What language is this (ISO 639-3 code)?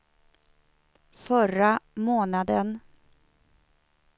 swe